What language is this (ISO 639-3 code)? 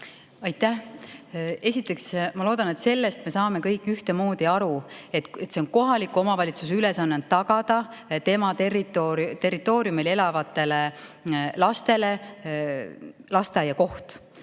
est